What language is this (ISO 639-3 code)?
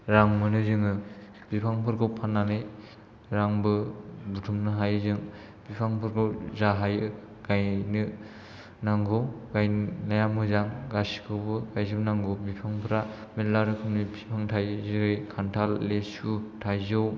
brx